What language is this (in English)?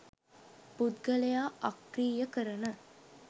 Sinhala